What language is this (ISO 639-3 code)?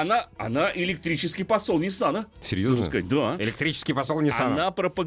rus